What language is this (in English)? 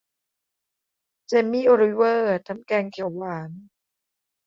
Thai